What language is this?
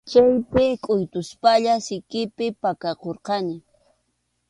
Arequipa-La Unión Quechua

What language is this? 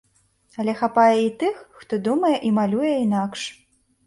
Belarusian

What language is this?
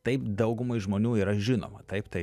Lithuanian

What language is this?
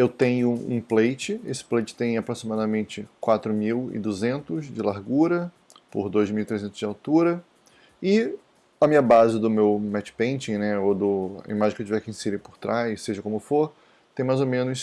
Portuguese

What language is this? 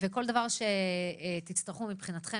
Hebrew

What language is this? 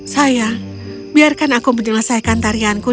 Indonesian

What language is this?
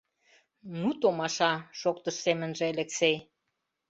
Mari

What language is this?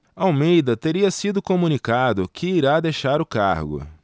Portuguese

